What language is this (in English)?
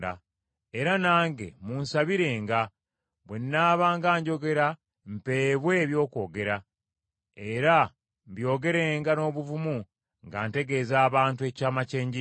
Ganda